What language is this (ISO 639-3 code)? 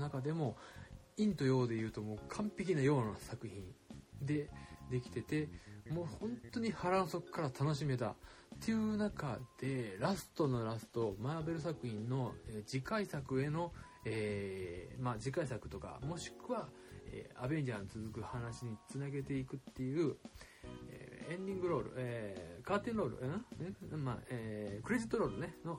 jpn